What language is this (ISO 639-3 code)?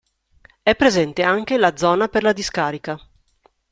ita